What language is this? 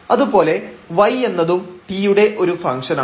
Malayalam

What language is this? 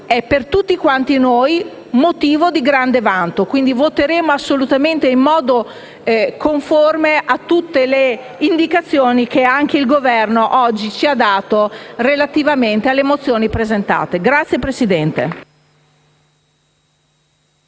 Italian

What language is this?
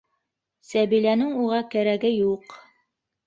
Bashkir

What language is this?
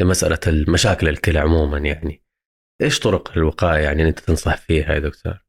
Arabic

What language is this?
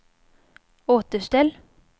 Swedish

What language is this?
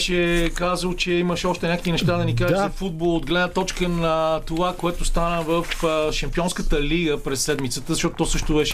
Bulgarian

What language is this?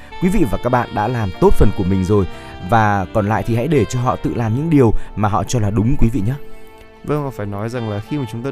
Vietnamese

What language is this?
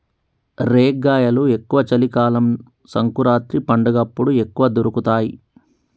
Telugu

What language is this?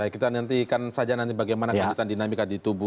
Indonesian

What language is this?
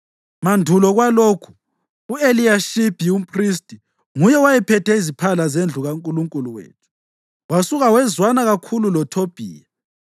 North Ndebele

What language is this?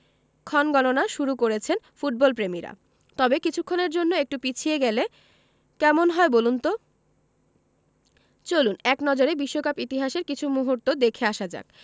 Bangla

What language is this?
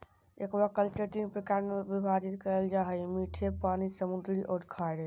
Magahi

